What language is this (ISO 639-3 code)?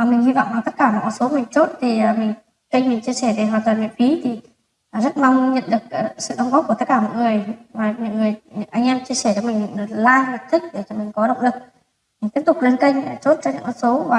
vie